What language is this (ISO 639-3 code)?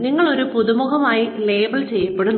mal